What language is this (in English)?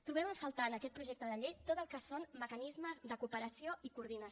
Catalan